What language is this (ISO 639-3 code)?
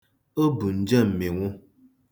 ibo